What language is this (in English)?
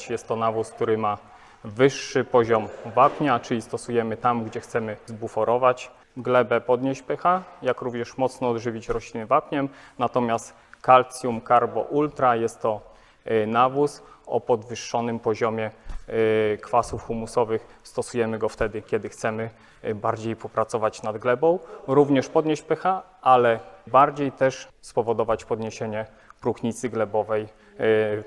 Polish